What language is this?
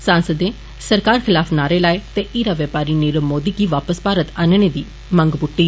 Dogri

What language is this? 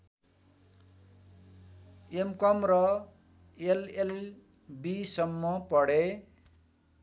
Nepali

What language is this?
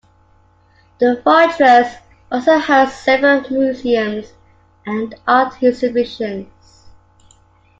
English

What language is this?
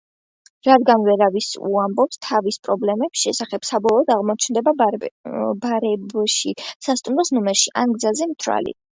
Georgian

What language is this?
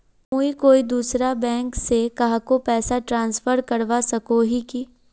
Magahi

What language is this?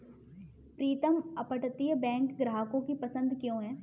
Hindi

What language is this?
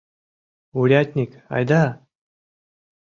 Mari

